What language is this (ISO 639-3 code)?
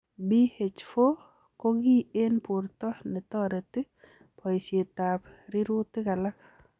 kln